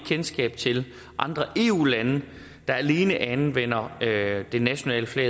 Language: Danish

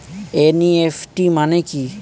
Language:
Bangla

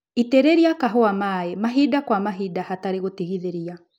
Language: Kikuyu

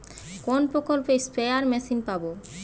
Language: Bangla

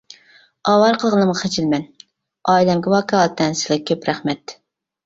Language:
Uyghur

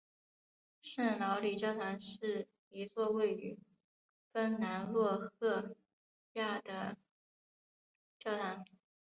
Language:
Chinese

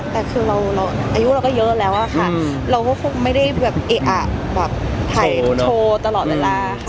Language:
Thai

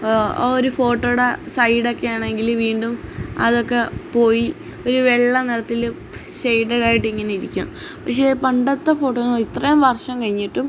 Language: Malayalam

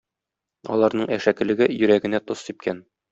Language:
Tatar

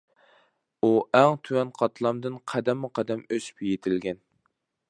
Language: Uyghur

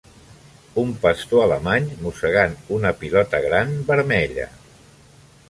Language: Catalan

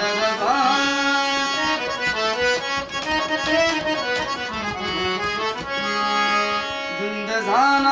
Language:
Arabic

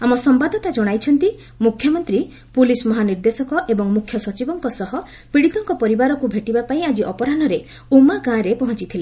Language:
Odia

